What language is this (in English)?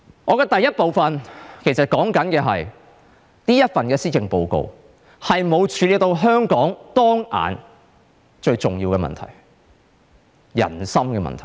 Cantonese